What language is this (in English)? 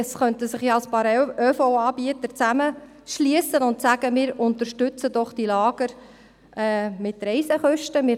Swiss German